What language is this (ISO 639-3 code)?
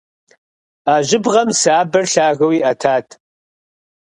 kbd